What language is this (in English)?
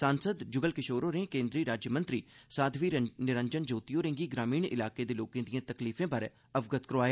Dogri